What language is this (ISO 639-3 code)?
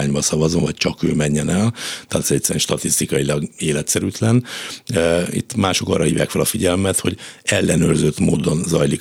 hun